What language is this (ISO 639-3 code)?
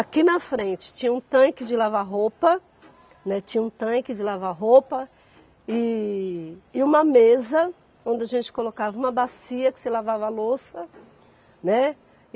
por